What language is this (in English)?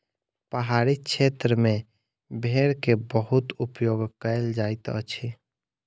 Maithili